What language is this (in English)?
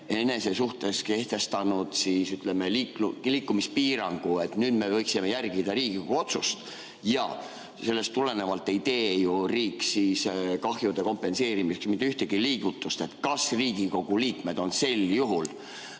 Estonian